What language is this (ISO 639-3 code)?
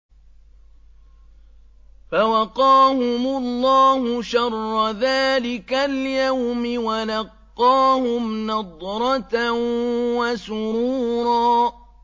ara